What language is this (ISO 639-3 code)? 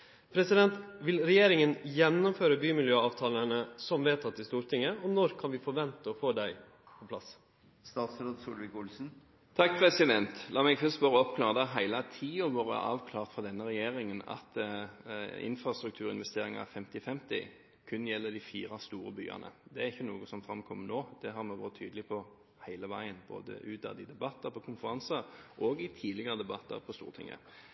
nor